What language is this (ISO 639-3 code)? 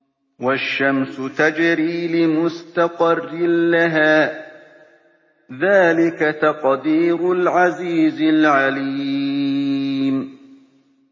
ara